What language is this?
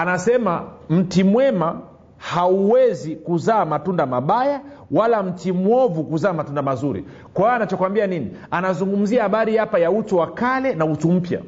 Swahili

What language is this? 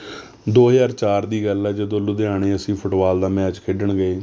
Punjabi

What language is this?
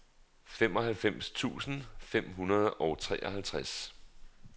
Danish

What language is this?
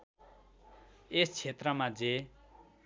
Nepali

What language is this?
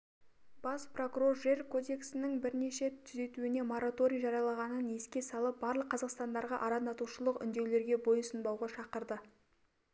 Kazakh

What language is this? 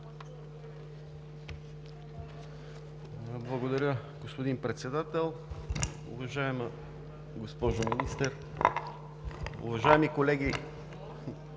Bulgarian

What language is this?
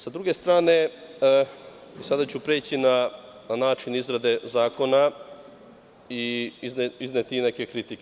Serbian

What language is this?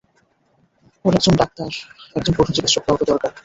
Bangla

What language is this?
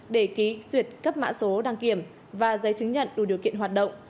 Vietnamese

